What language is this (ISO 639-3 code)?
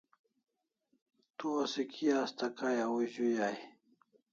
kls